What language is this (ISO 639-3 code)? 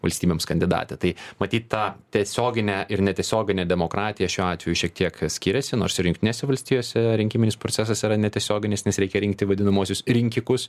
lit